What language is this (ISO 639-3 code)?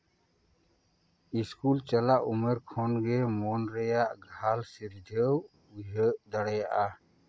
sat